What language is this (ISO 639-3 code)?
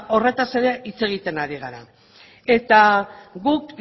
eus